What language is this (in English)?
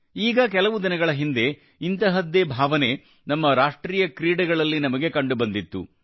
Kannada